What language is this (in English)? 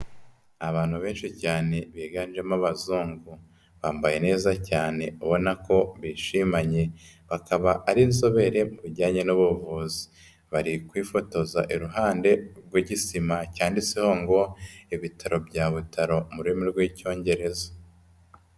Kinyarwanda